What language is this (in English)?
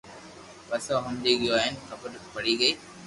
Loarki